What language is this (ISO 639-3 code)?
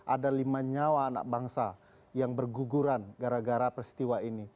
ind